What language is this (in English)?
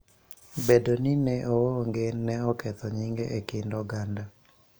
Luo (Kenya and Tanzania)